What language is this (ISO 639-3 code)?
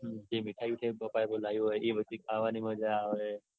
guj